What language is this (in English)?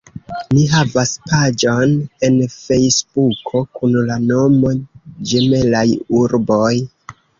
Esperanto